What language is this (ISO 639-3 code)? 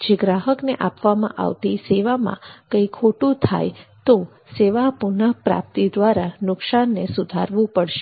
guj